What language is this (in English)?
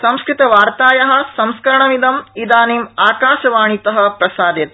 Sanskrit